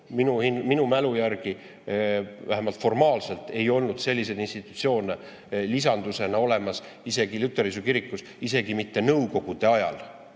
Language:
Estonian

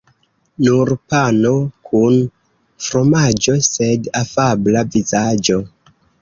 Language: Esperanto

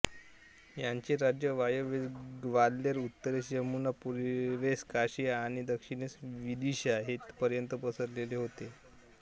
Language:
Marathi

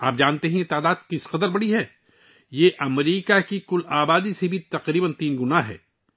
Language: Urdu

